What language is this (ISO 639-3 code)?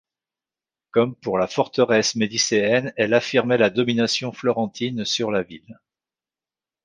fra